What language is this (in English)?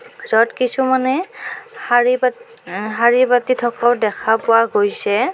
Assamese